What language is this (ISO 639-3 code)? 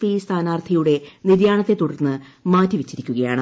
mal